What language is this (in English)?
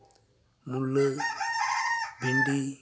Santali